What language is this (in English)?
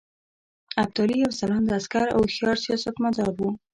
Pashto